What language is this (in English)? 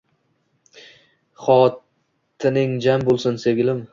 Uzbek